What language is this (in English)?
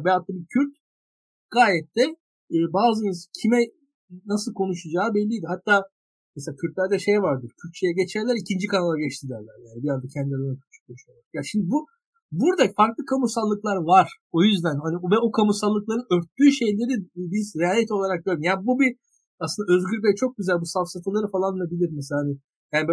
Turkish